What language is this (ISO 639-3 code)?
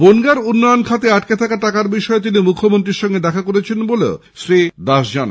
ben